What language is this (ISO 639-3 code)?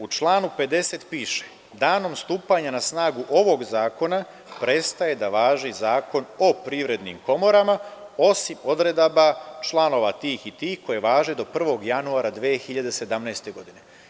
srp